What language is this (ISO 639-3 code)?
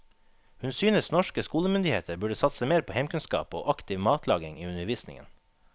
nor